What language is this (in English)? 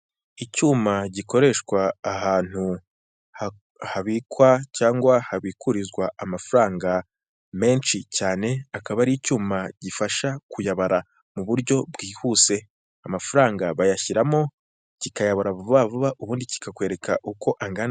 Kinyarwanda